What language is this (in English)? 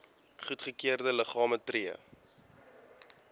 Afrikaans